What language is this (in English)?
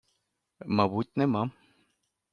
Ukrainian